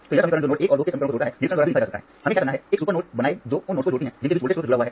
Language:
Hindi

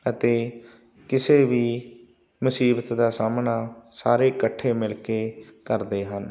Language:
Punjabi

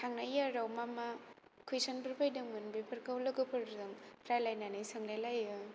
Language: Bodo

